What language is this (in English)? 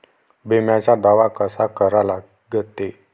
Marathi